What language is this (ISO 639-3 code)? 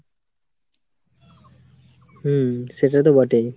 ben